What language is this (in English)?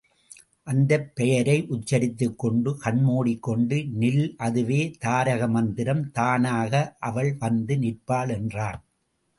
Tamil